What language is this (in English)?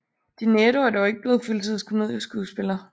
Danish